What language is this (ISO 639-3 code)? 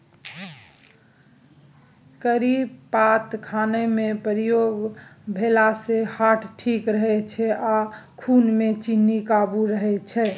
mai